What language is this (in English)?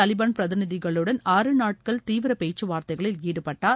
Tamil